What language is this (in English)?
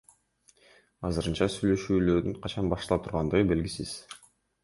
Kyrgyz